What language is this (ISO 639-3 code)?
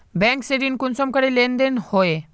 mag